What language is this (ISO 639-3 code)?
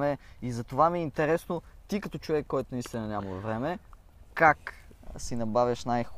bul